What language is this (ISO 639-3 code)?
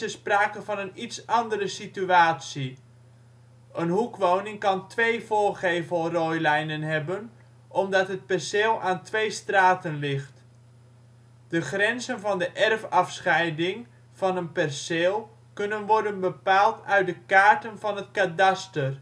nld